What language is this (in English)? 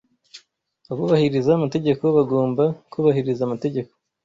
Kinyarwanda